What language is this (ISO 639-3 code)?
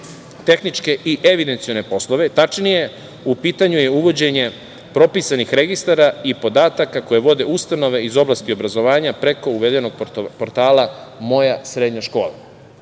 srp